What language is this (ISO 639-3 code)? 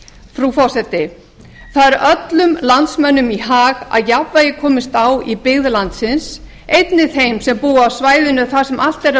isl